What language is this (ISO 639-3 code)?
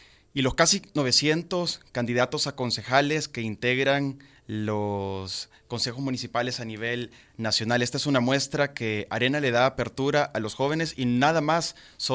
spa